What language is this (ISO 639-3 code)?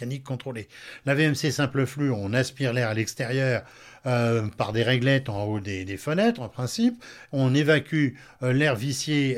fra